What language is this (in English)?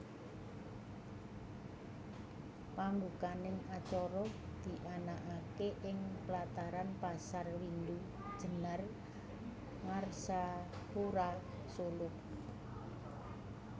Javanese